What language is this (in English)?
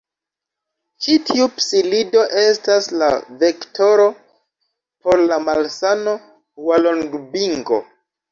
Esperanto